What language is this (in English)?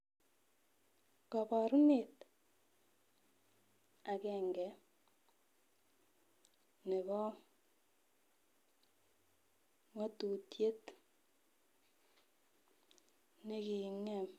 Kalenjin